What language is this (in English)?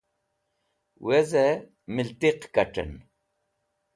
Wakhi